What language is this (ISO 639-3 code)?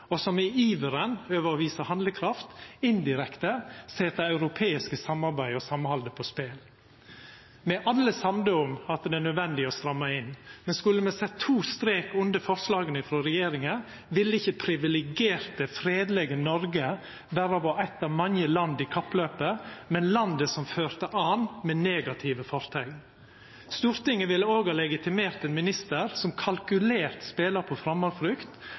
nno